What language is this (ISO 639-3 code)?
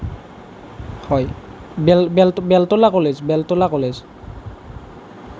asm